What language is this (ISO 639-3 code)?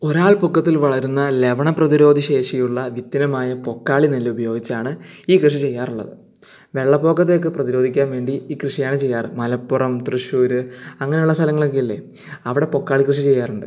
mal